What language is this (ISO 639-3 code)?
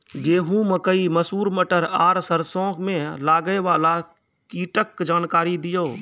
mai